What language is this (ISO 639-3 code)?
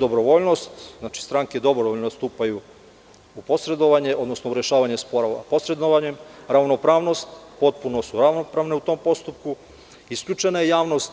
srp